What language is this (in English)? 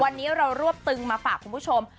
Thai